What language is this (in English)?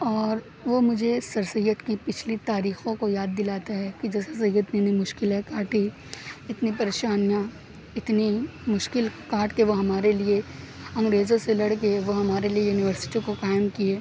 Urdu